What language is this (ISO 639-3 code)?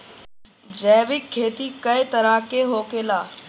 bho